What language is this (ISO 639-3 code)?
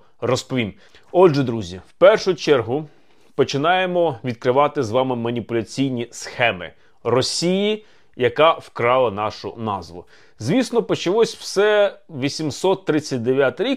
ukr